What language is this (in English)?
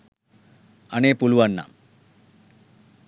Sinhala